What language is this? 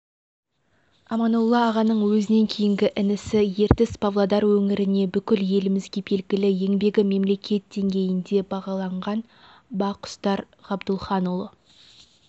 Kazakh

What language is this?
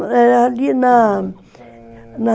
Portuguese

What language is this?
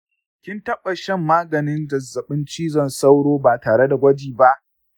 Hausa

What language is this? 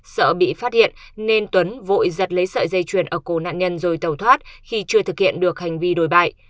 Vietnamese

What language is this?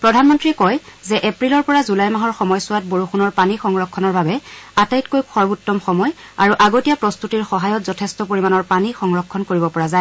Assamese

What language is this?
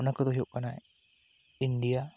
Santali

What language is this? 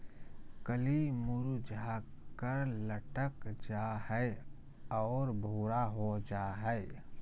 Magahi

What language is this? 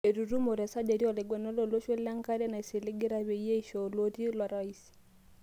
Masai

